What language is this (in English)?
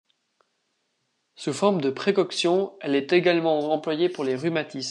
French